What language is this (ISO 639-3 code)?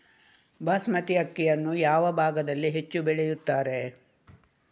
kan